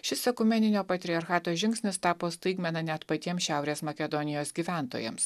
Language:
Lithuanian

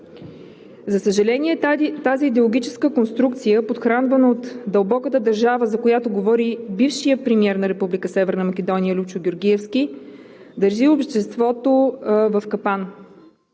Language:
Bulgarian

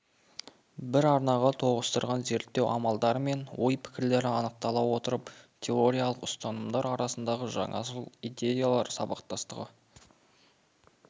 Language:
Kazakh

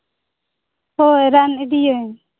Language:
Santali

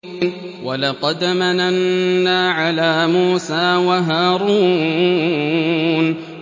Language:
Arabic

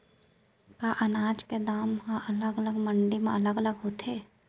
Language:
Chhattisgarhi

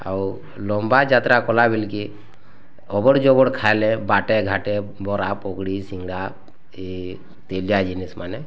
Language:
Odia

